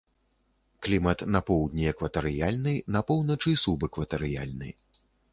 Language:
Belarusian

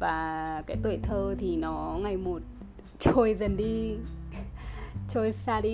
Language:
Vietnamese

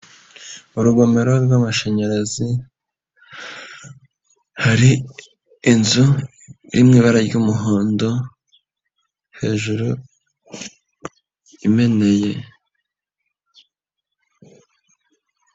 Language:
Kinyarwanda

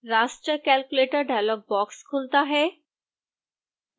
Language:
Hindi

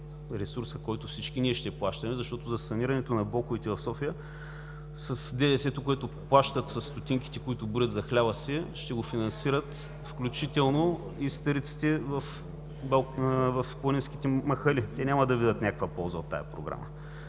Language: Bulgarian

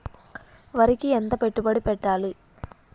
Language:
Telugu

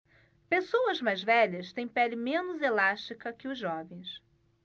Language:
Portuguese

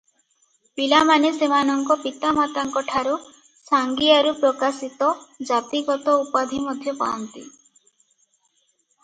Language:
Odia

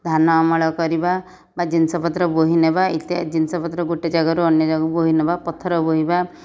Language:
Odia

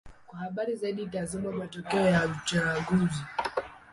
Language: Swahili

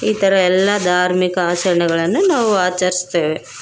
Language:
Kannada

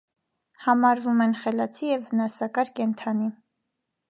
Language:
Armenian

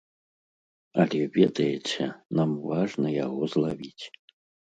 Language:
Belarusian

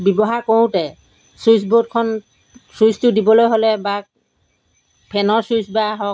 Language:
Assamese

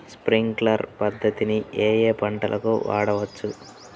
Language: Telugu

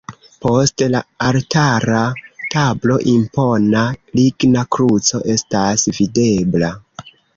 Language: Esperanto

